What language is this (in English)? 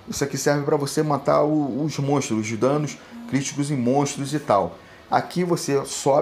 Portuguese